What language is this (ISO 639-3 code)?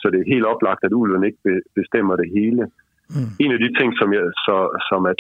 dan